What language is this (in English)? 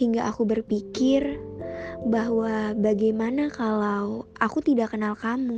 Indonesian